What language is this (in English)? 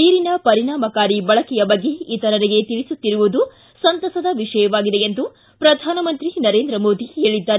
Kannada